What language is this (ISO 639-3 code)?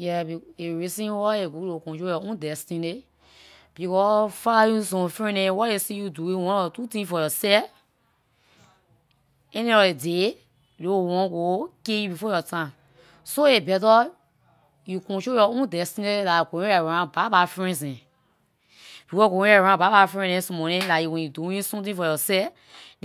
lir